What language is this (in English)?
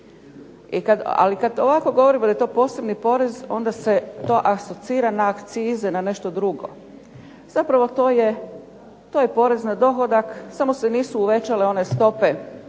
Croatian